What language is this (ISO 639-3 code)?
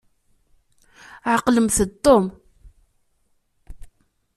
kab